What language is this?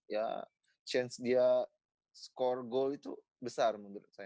Indonesian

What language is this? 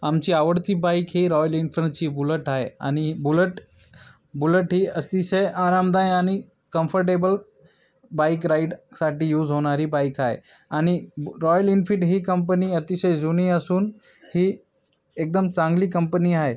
Marathi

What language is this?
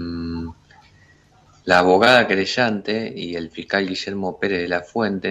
Spanish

